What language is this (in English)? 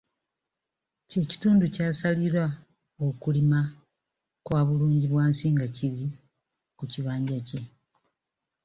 Ganda